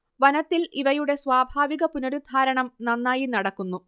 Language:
Malayalam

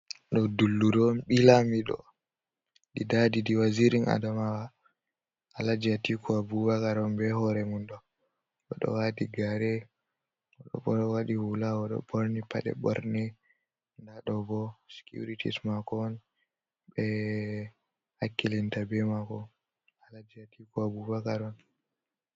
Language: Fula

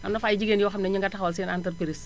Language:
Wolof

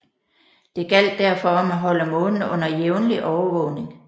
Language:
Danish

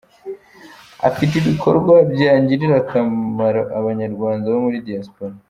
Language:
Kinyarwanda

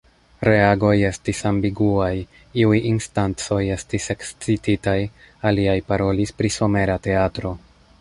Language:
Esperanto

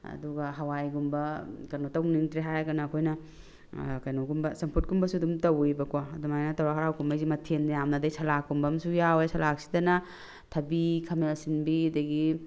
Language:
Manipuri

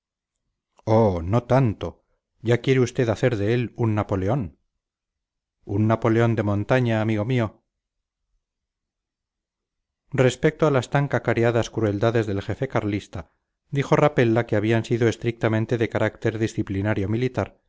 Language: Spanish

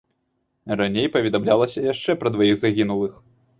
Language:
Belarusian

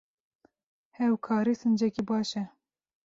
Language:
Kurdish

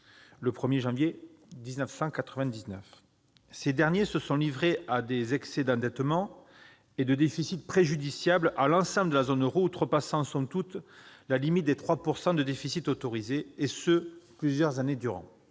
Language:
French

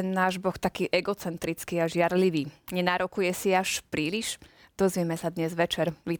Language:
Slovak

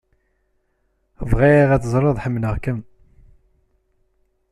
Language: Kabyle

